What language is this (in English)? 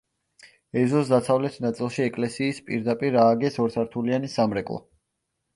Georgian